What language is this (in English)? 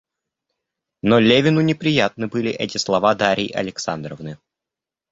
Russian